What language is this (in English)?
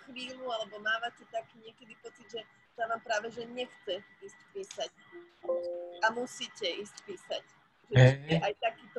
Slovak